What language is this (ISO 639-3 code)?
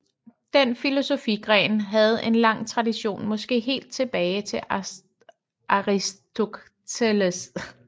dan